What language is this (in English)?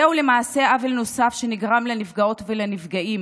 Hebrew